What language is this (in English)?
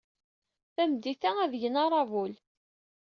Kabyle